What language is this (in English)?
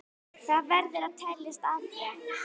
Icelandic